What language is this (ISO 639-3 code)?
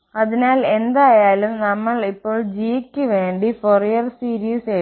mal